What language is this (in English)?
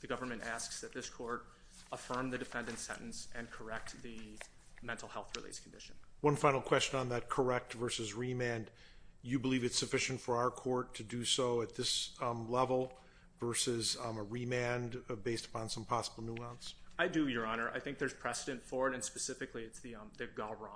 English